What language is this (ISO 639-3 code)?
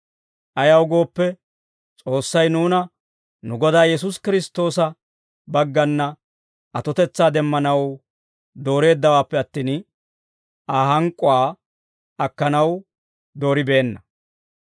dwr